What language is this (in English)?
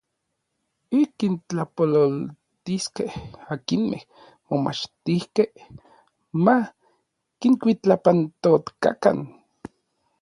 Orizaba Nahuatl